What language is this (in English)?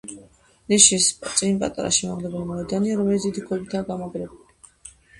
Georgian